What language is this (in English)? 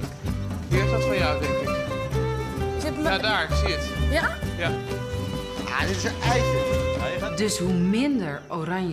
Dutch